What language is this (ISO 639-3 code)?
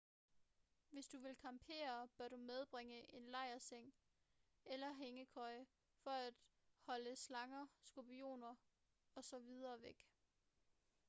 dan